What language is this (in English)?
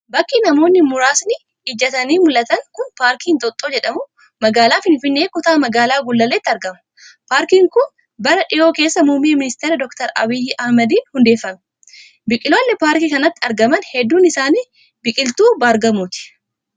Oromo